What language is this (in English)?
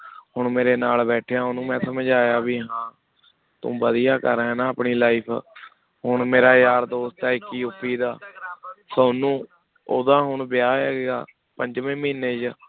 Punjabi